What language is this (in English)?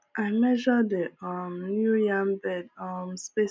Nigerian Pidgin